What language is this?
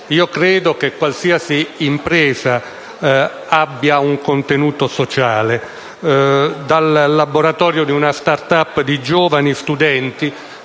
Italian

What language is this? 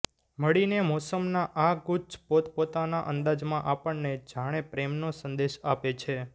Gujarati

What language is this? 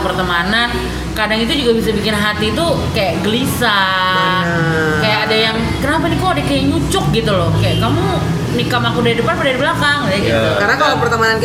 Indonesian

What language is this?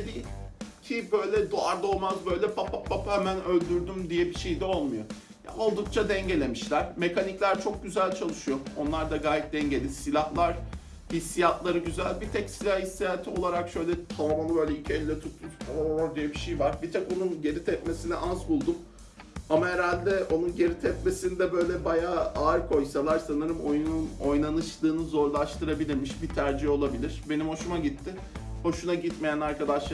Turkish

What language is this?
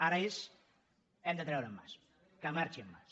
Catalan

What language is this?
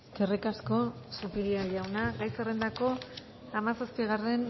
Basque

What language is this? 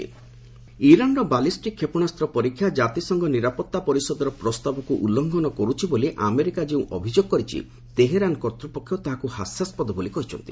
Odia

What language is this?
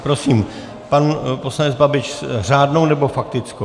Czech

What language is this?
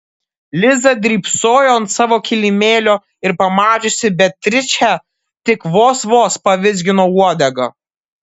Lithuanian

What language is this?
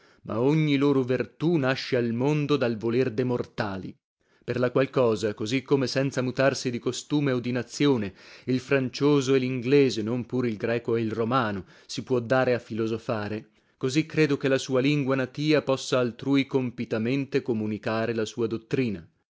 Italian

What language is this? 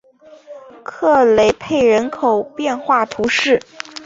Chinese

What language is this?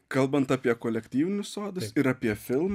Lithuanian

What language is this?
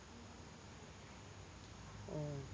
Malayalam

